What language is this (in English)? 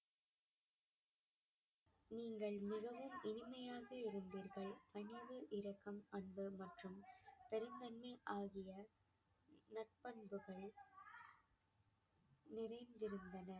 Tamil